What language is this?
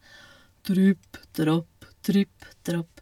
Norwegian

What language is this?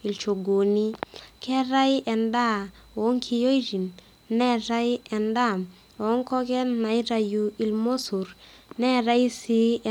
Masai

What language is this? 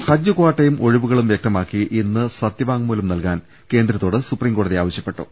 Malayalam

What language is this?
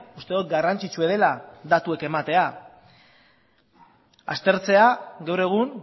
Basque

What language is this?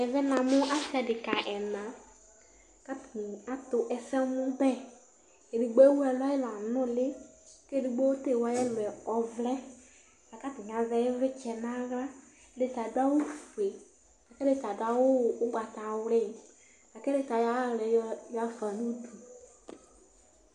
Ikposo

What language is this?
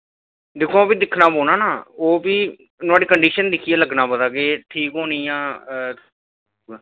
Dogri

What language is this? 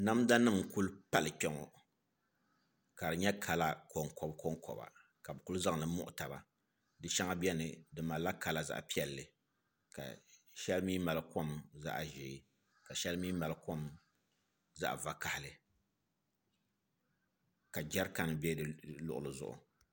Dagbani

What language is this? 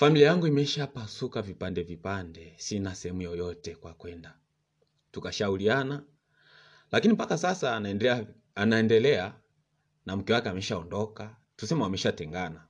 Swahili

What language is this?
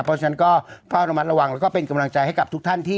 Thai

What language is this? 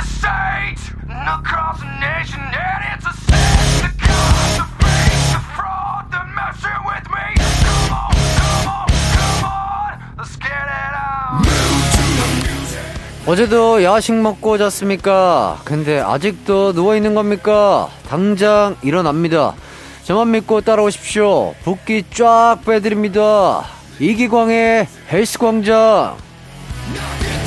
Korean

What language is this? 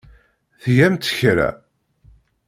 Kabyle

